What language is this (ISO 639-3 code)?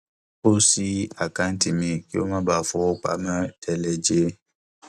yor